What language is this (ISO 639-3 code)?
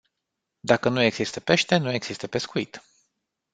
ron